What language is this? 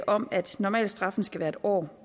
Danish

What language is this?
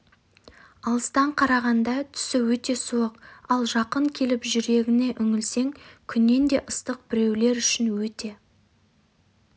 Kazakh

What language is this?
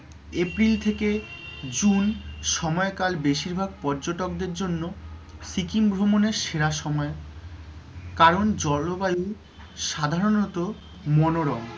Bangla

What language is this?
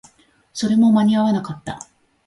Japanese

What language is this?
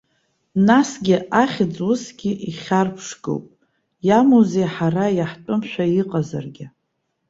Abkhazian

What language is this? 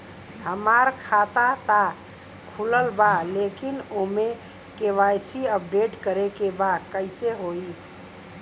Bhojpuri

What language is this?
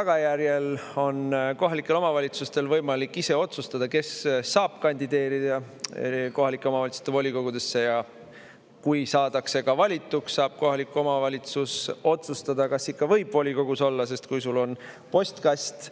Estonian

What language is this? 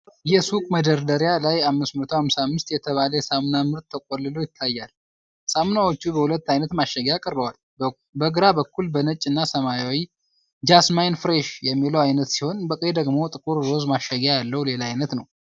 Amharic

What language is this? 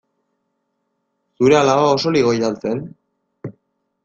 Basque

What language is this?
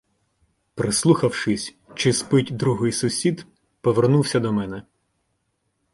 Ukrainian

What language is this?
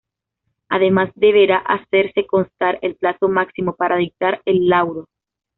Spanish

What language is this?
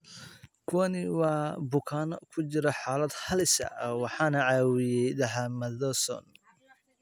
Somali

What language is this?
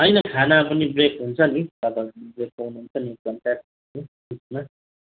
Nepali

